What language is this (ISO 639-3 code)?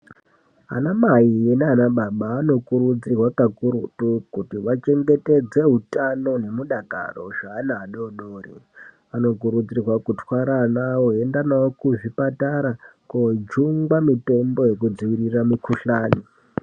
ndc